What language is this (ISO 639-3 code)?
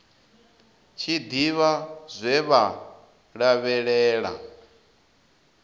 ven